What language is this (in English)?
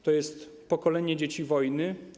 Polish